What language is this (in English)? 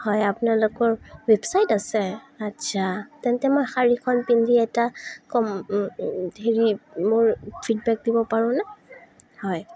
Assamese